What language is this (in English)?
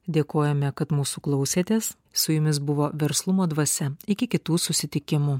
Lithuanian